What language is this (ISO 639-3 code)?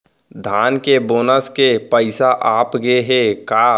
hne